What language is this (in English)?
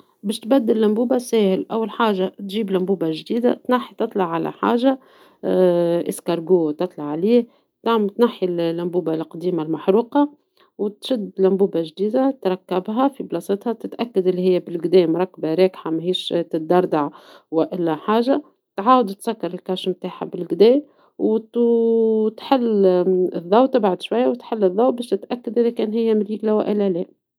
Tunisian Arabic